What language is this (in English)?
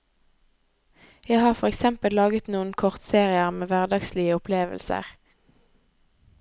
Norwegian